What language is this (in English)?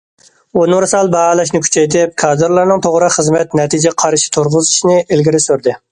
Uyghur